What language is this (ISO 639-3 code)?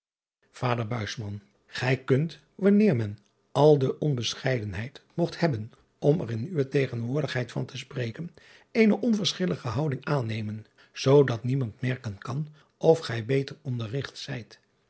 nld